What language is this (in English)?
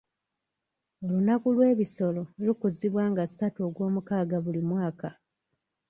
Ganda